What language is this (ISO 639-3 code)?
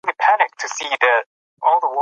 pus